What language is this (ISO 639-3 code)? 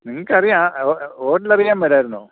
mal